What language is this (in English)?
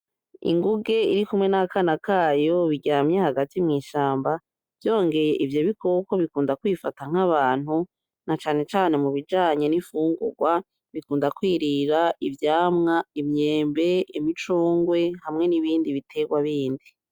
Rundi